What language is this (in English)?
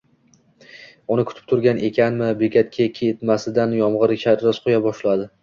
Uzbek